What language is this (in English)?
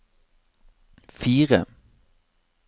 Norwegian